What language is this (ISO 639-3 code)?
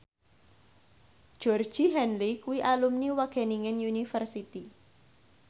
jav